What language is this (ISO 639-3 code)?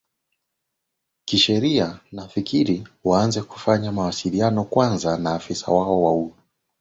swa